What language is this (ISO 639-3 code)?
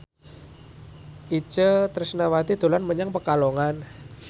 jav